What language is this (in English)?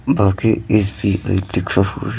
Hindi